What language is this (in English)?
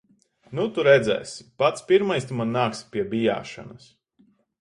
Latvian